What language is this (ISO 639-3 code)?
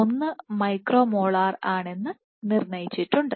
mal